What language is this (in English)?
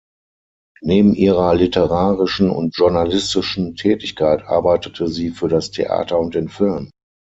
German